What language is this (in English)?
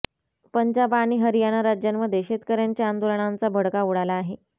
Marathi